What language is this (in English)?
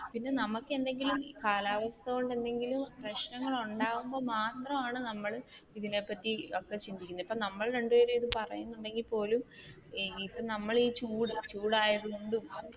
Malayalam